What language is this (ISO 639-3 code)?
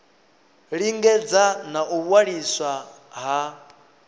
ven